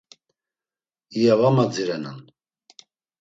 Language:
Laz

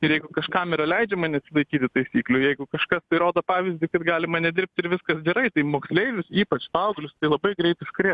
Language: Lithuanian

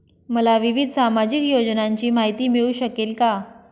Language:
Marathi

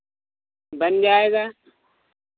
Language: Hindi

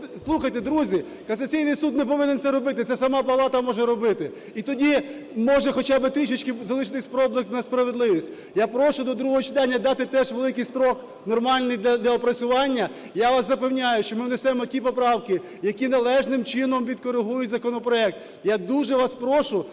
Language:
Ukrainian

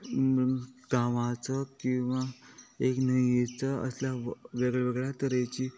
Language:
Konkani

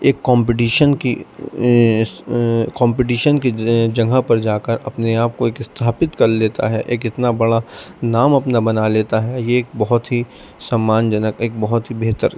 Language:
Urdu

